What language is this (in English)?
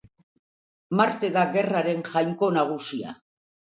Basque